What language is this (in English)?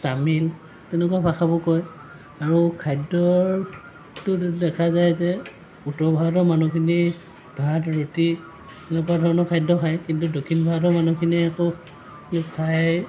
Assamese